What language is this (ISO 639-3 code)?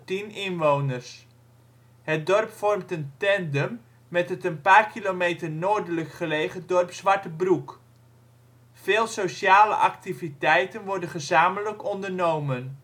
nld